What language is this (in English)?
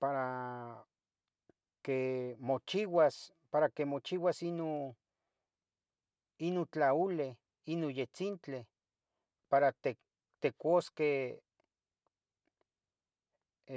Tetelcingo Nahuatl